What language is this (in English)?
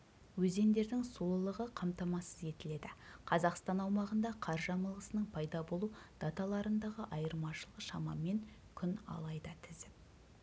Kazakh